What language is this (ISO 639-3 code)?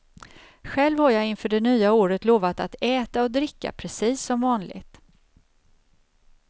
swe